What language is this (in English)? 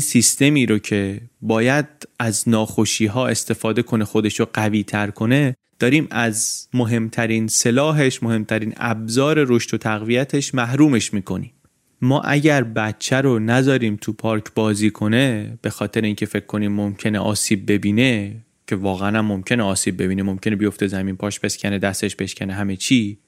Persian